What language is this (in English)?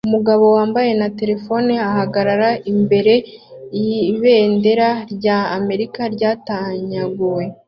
Kinyarwanda